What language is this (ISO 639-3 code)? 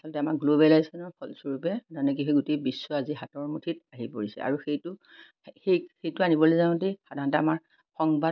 asm